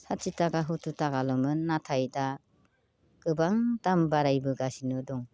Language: Bodo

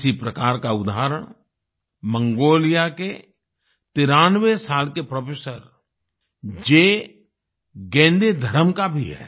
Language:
Hindi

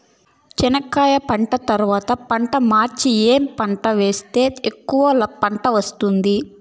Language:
Telugu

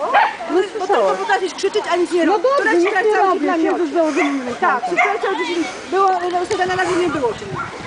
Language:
Polish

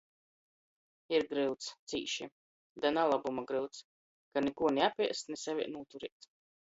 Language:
Latgalian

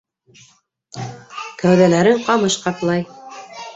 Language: Bashkir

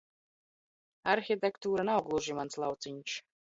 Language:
Latvian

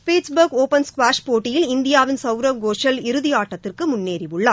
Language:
Tamil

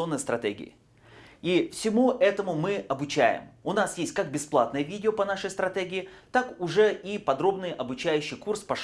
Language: Russian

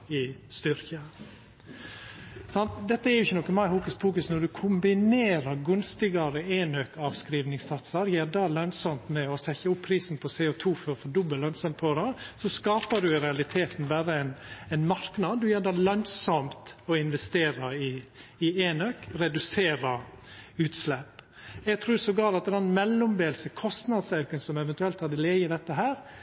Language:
Norwegian Nynorsk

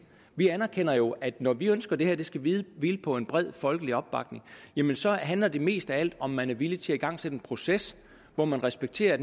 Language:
Danish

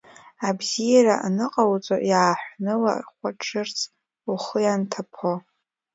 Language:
Abkhazian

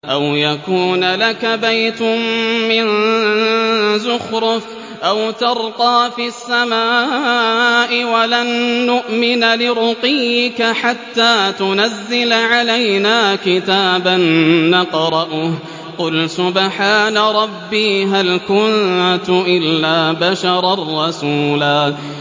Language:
Arabic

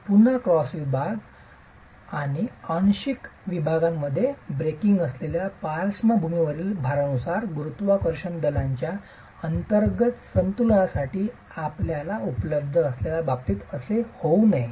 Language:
Marathi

